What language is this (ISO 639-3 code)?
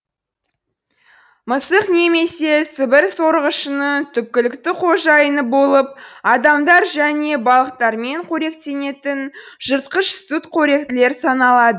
kaz